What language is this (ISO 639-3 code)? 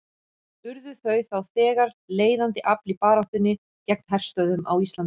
isl